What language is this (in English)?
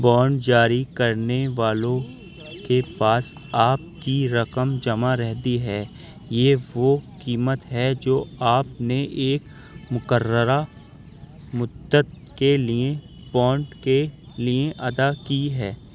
Urdu